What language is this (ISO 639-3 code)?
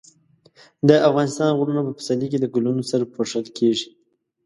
pus